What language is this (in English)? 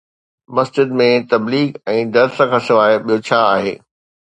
Sindhi